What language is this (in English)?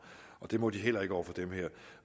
Danish